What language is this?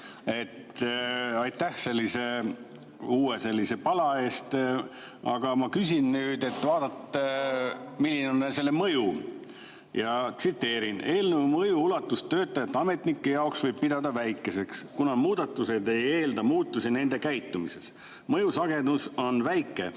Estonian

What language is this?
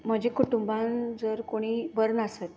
Konkani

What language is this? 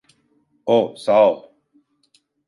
Turkish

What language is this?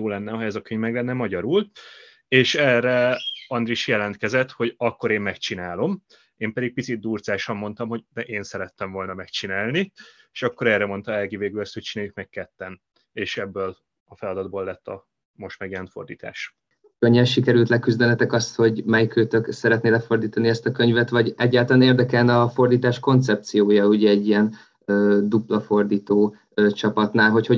Hungarian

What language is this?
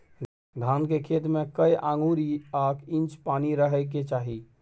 Maithili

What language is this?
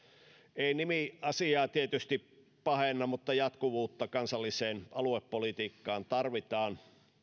Finnish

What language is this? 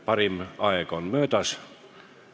Estonian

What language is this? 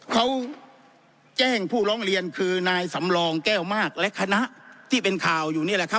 Thai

